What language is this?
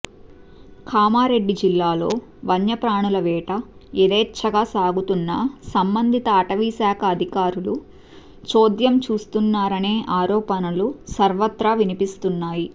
Telugu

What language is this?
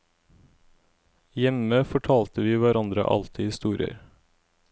Norwegian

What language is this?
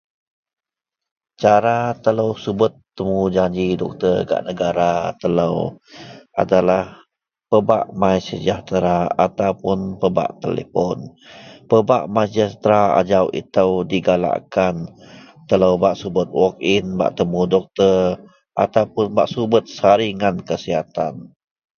Central Melanau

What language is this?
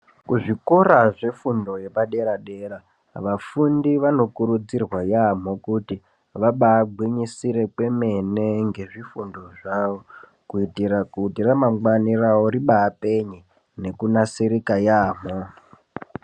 Ndau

